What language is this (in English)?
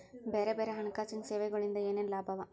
Kannada